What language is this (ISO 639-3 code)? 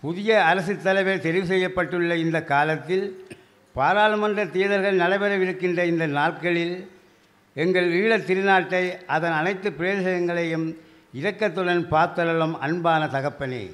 tam